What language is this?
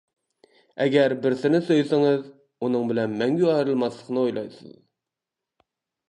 Uyghur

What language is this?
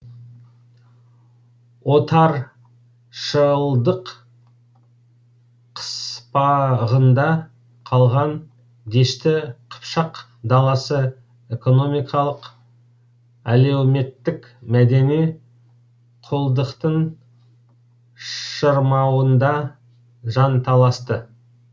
Kazakh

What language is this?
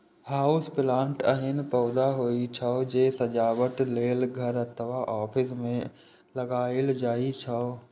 Maithili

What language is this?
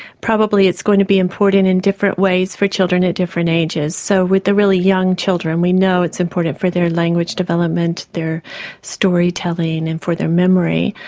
English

